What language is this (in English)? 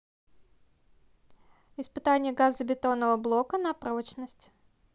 Russian